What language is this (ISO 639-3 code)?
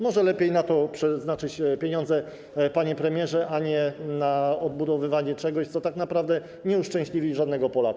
pol